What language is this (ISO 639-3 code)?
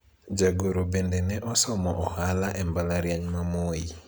luo